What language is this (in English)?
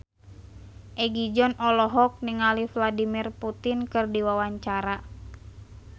Sundanese